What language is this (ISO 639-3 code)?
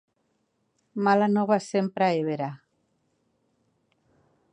cat